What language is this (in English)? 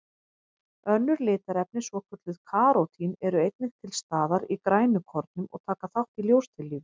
Icelandic